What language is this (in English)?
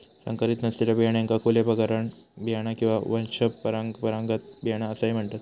Marathi